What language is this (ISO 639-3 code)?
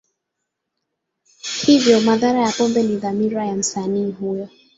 swa